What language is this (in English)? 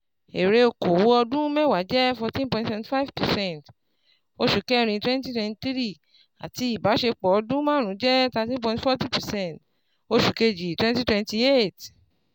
Yoruba